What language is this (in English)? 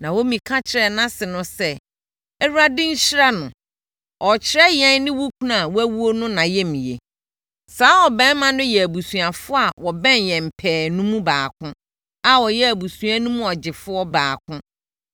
Akan